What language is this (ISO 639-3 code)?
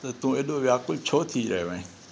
snd